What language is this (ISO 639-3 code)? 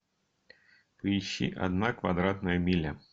rus